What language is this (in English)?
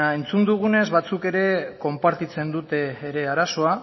Basque